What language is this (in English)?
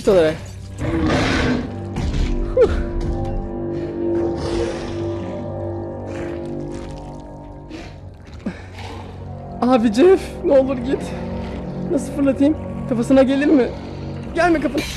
Turkish